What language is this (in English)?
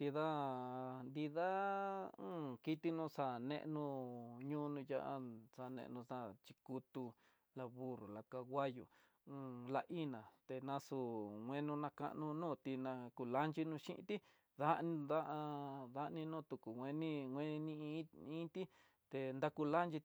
Tidaá Mixtec